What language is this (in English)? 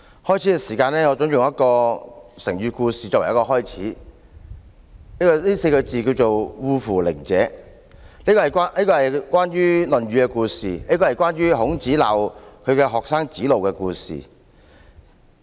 Cantonese